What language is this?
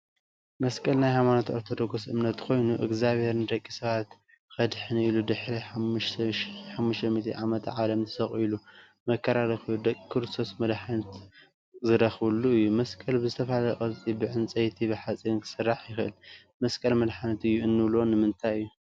Tigrinya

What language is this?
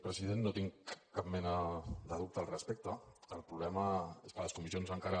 Catalan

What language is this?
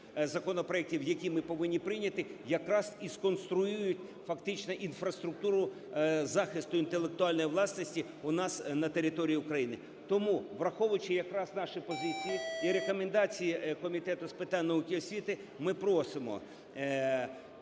Ukrainian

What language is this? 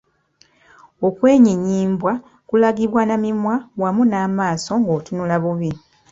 Ganda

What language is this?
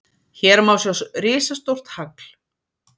Icelandic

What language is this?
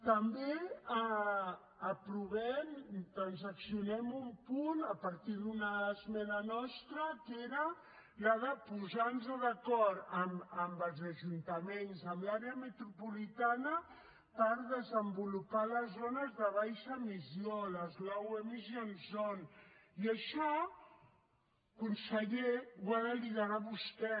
Catalan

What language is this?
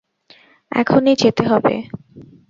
Bangla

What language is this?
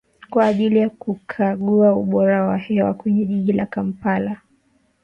Swahili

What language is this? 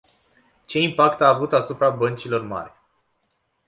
Romanian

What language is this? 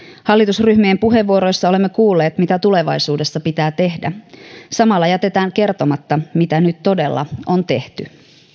Finnish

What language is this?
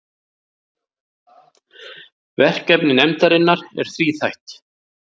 Icelandic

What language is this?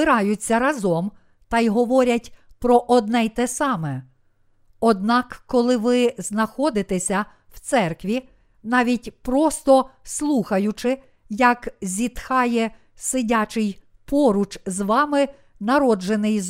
Ukrainian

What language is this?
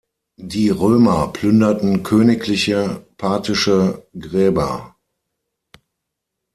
German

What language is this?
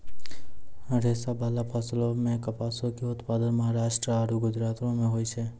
Maithili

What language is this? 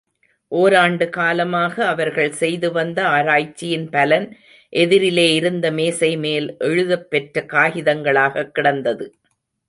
Tamil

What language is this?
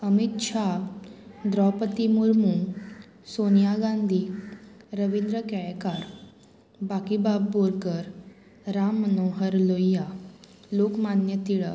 Konkani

